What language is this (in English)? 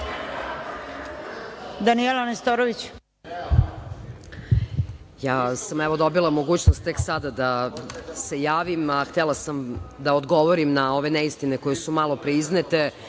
Serbian